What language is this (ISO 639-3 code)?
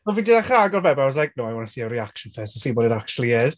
cym